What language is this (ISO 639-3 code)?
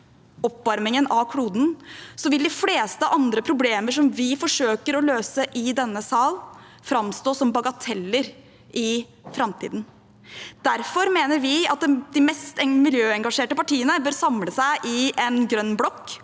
nor